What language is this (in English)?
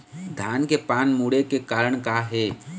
Chhattisgarhi